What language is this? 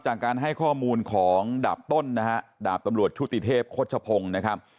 Thai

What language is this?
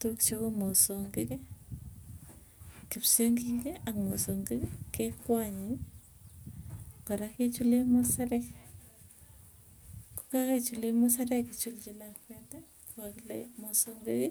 Tugen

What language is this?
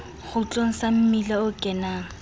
Southern Sotho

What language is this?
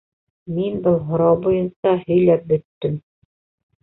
Bashkir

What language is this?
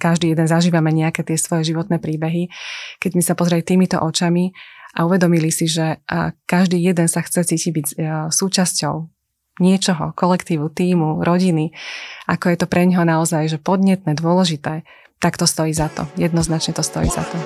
Slovak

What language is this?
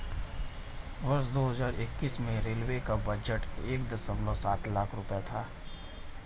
Hindi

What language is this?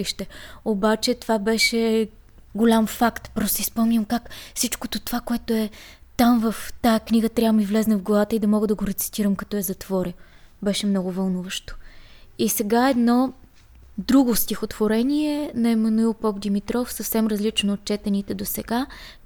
Bulgarian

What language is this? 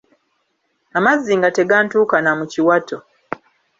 Ganda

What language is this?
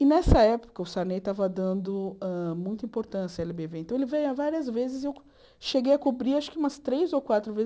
Portuguese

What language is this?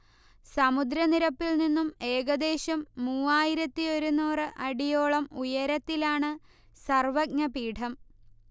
Malayalam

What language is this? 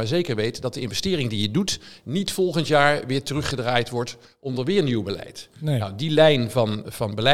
Dutch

